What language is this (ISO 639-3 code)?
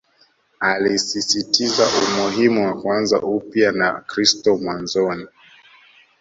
swa